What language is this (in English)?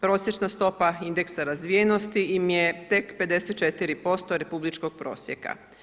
Croatian